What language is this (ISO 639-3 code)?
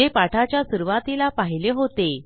mar